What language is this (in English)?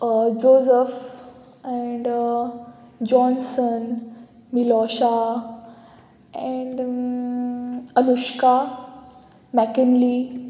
Konkani